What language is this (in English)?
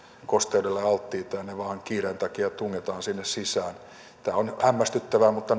Finnish